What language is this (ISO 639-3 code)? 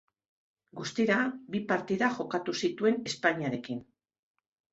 eus